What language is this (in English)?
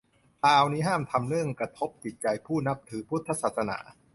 Thai